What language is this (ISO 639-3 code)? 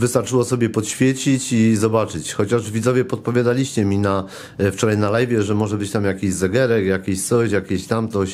pol